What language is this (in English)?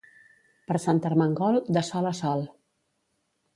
Catalan